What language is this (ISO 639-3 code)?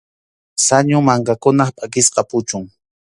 qxu